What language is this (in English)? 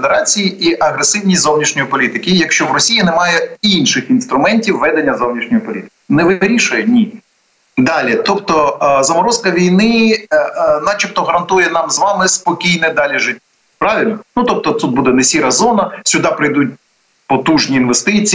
Ukrainian